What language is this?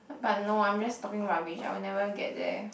English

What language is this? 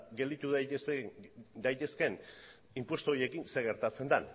Basque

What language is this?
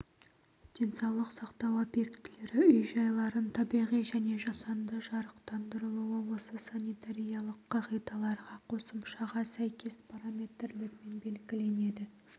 Kazakh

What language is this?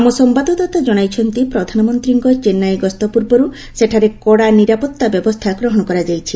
Odia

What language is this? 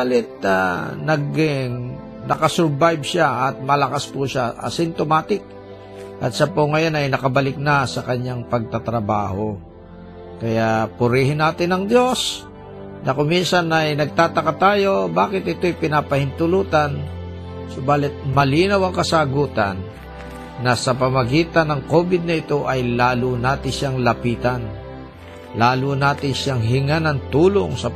Filipino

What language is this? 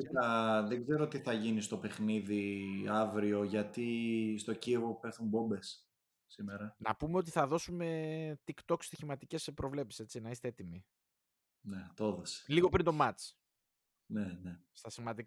Greek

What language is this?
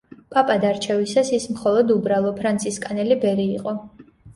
Georgian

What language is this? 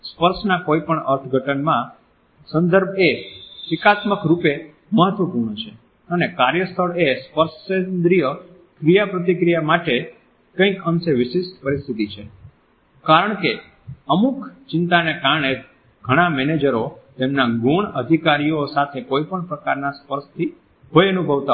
Gujarati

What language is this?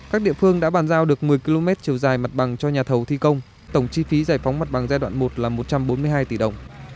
Vietnamese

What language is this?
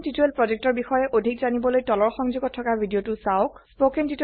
Assamese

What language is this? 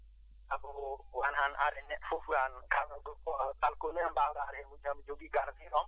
Fula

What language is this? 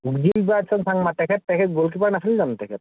Assamese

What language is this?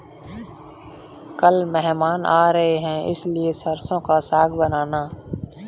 Hindi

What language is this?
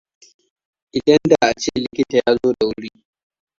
Hausa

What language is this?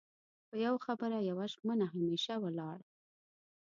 Pashto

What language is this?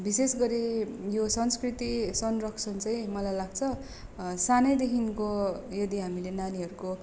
Nepali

